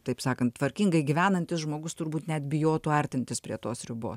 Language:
Lithuanian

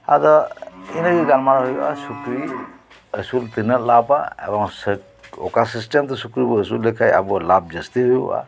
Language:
Santali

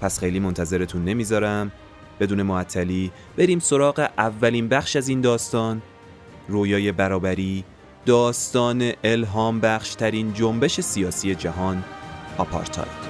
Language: Persian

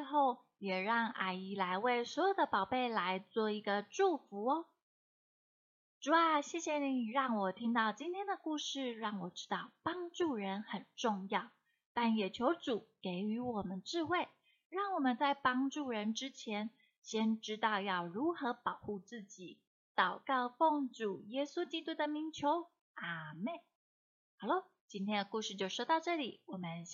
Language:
Chinese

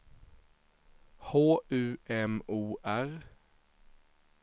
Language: Swedish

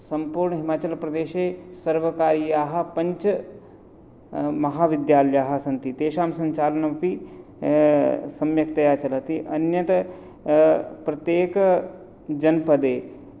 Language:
Sanskrit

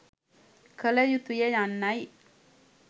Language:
Sinhala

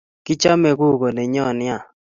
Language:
Kalenjin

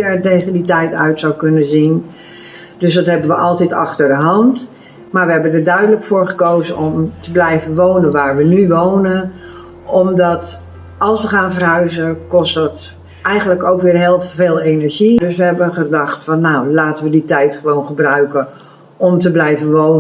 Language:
Dutch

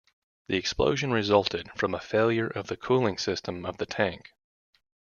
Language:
English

